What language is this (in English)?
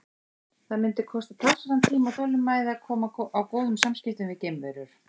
Icelandic